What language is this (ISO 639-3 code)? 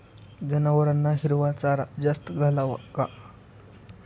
mar